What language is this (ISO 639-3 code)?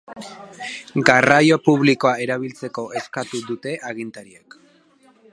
eus